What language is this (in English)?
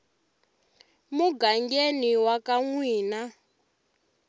Tsonga